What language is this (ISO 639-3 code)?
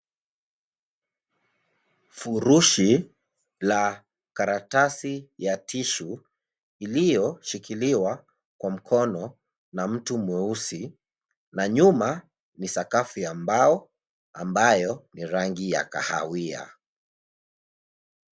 swa